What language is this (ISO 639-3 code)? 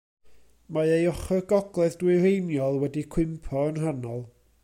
cym